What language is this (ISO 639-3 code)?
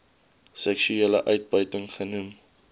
afr